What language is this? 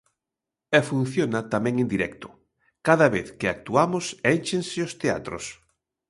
Galician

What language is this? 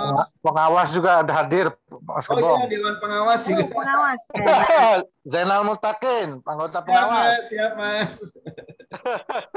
Indonesian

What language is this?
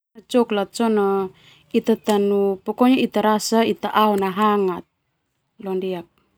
Termanu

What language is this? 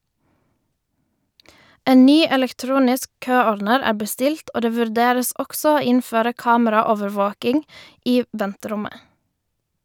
Norwegian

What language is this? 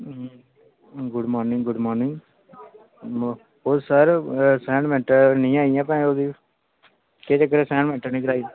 Dogri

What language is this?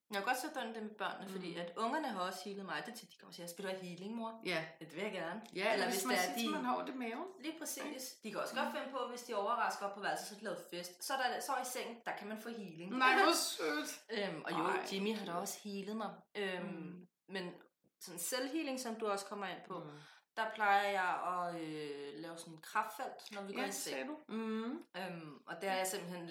Danish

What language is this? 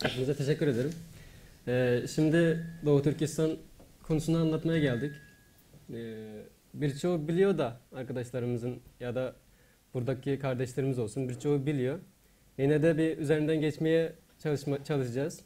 Turkish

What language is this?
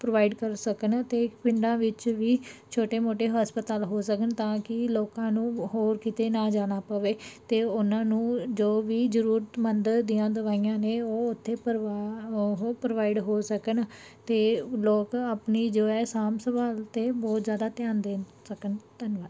Punjabi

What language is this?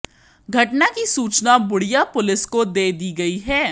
Hindi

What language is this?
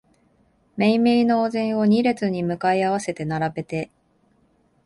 Japanese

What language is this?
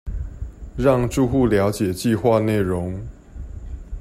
Chinese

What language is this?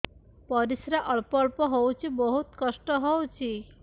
Odia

